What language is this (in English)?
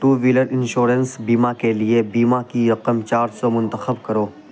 Urdu